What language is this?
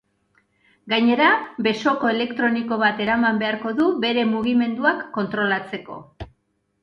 Basque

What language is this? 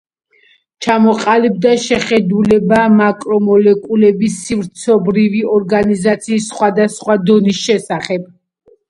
Georgian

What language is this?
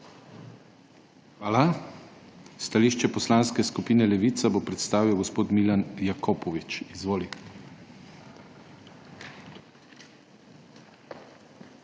Slovenian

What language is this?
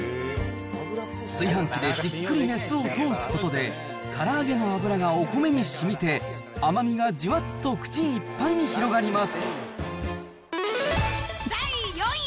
Japanese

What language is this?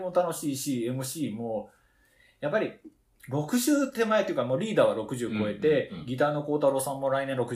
Japanese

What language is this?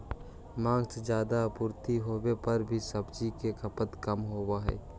Magahi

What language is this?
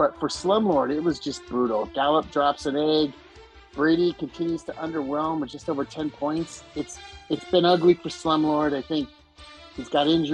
English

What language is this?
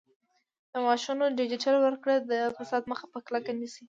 Pashto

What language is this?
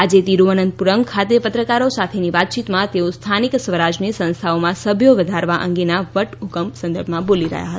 Gujarati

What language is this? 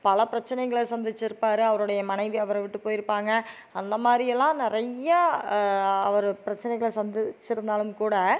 Tamil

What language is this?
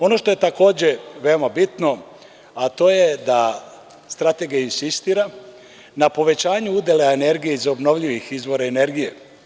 Serbian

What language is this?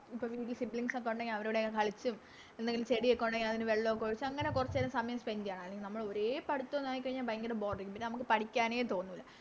Malayalam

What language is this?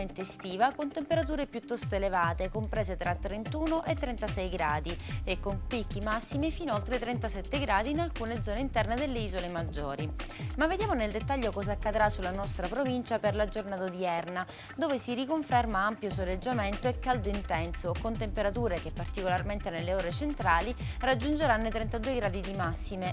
Italian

